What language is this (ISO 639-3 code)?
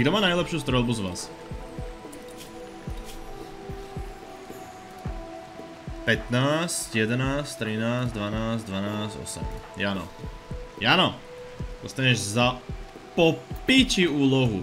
slk